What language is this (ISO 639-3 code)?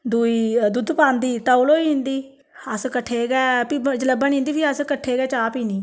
doi